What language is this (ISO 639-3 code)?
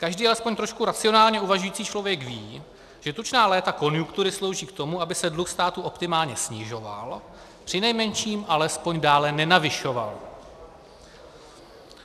ces